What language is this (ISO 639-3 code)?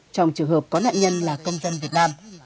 vie